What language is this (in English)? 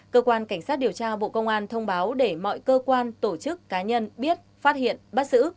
Vietnamese